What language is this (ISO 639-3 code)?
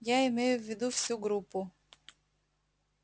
rus